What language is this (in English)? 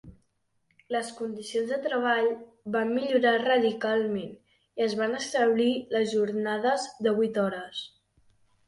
Catalan